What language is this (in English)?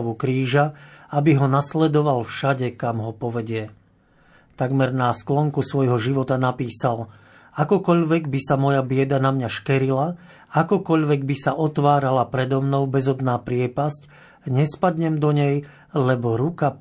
Slovak